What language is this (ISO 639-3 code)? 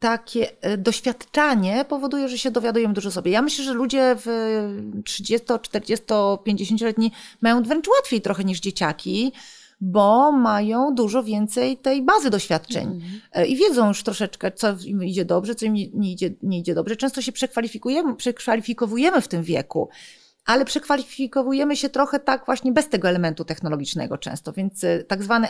pol